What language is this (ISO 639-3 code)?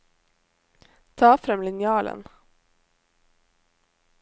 nor